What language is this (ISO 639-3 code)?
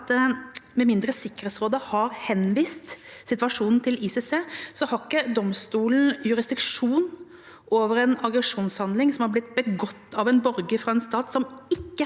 nor